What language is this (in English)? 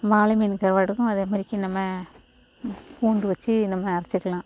Tamil